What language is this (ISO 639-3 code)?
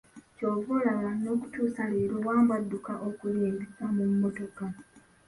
lug